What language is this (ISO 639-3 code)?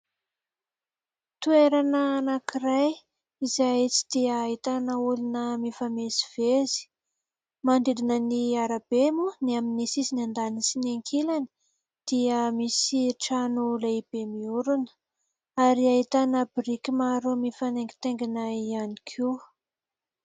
mlg